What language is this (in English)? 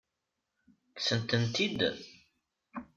Kabyle